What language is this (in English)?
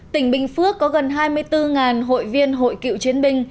Vietnamese